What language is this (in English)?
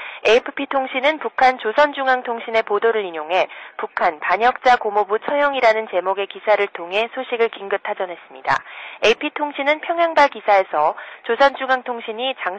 Korean